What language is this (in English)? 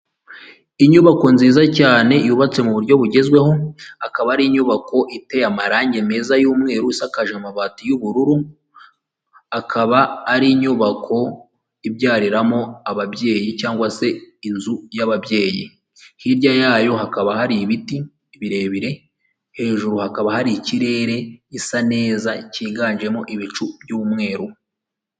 Kinyarwanda